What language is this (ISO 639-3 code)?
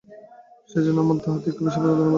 ben